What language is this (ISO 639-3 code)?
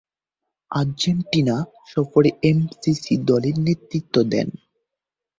ben